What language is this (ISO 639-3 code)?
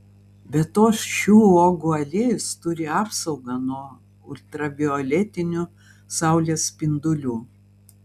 lit